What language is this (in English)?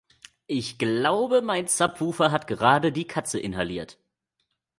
German